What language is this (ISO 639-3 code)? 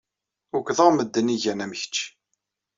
kab